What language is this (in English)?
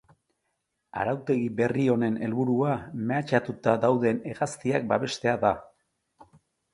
Basque